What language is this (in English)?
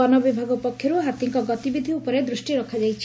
Odia